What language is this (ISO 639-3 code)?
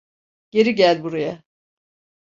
tur